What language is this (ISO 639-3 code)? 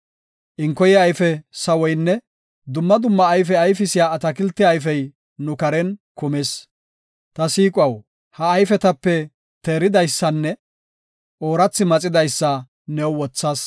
gof